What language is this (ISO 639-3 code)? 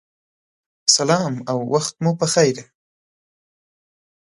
pus